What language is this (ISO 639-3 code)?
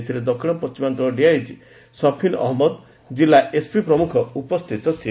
ori